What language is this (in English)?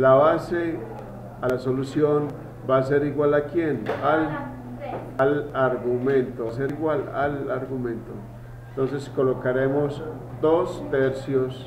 Spanish